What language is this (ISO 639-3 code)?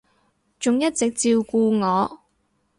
yue